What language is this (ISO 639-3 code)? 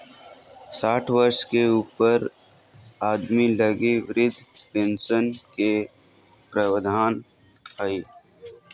mag